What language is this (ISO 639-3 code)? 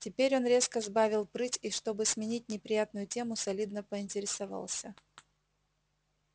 rus